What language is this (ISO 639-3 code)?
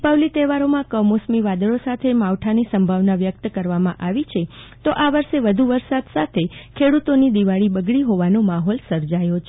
guj